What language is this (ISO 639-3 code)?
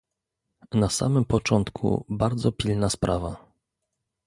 pol